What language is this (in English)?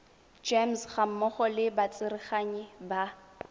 Tswana